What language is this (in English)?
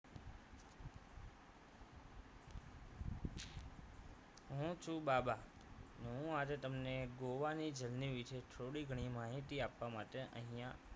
Gujarati